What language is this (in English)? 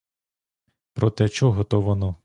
Ukrainian